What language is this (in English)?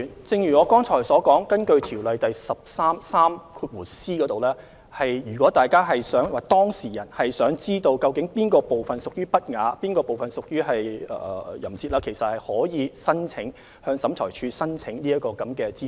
Cantonese